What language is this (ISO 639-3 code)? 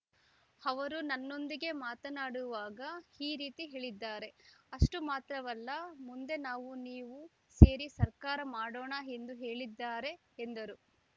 kan